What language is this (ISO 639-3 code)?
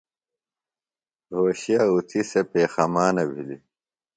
phl